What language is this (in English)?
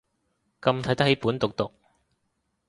Cantonese